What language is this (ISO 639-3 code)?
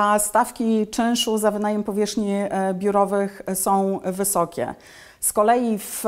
pol